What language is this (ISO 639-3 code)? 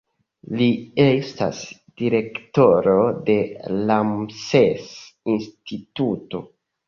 epo